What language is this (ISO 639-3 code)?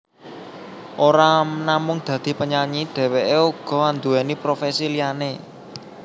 jav